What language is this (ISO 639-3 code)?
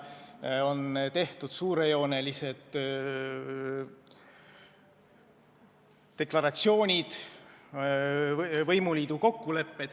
est